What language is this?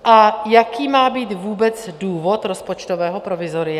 Czech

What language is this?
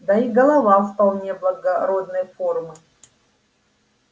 Russian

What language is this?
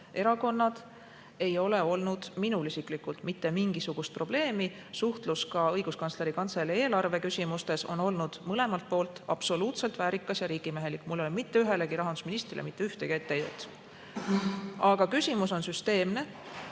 Estonian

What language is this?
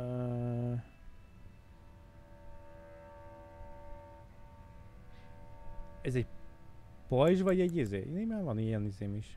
Hungarian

